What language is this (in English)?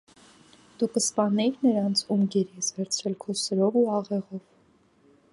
Armenian